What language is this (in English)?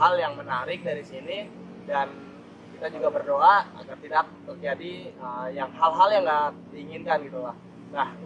Indonesian